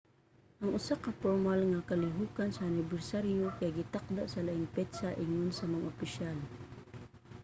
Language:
Cebuano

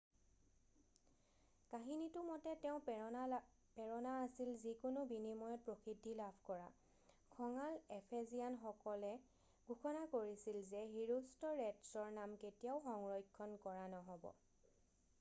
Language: Assamese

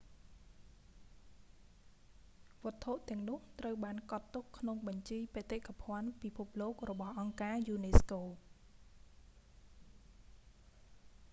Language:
Khmer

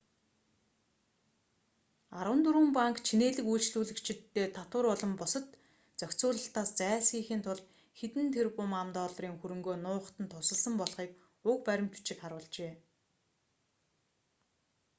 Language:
Mongolian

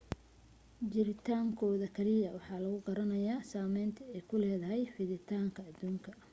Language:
Somali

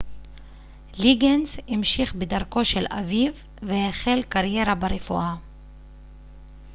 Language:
Hebrew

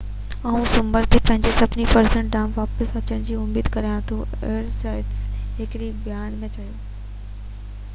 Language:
Sindhi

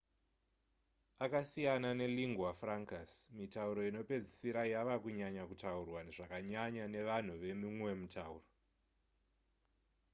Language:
Shona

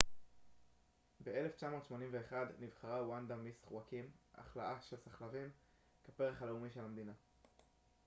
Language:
Hebrew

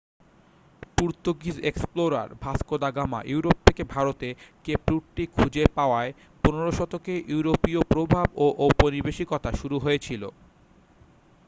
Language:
Bangla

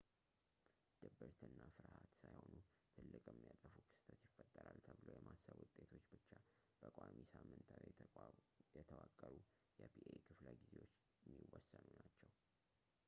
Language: Amharic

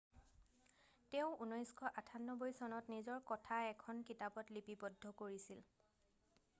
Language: Assamese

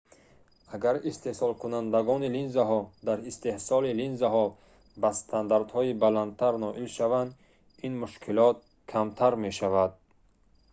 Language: Tajik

